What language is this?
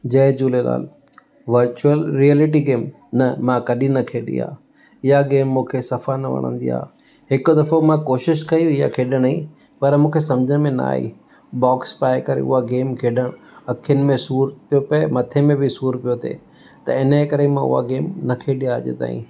Sindhi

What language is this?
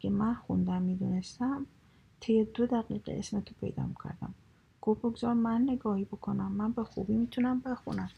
Persian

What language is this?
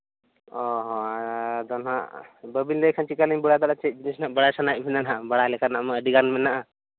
Santali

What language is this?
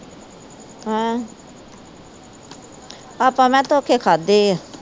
Punjabi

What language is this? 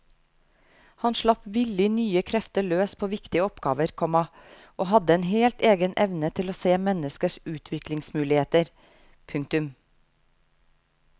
Norwegian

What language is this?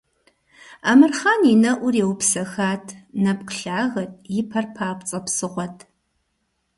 Kabardian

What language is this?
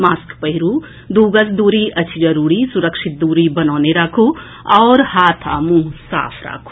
Maithili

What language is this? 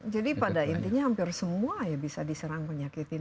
Indonesian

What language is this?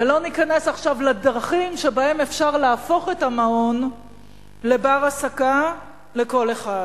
Hebrew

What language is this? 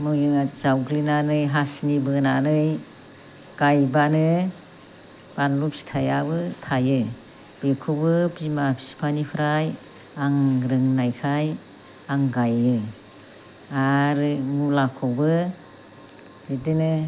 Bodo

